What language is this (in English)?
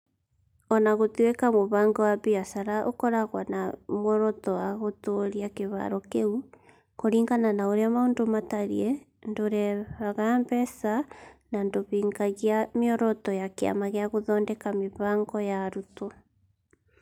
Kikuyu